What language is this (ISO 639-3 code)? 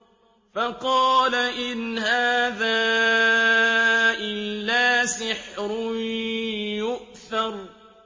ara